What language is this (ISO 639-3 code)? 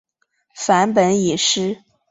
zho